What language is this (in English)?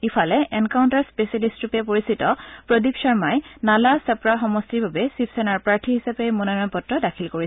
Assamese